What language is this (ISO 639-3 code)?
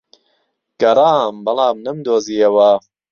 ckb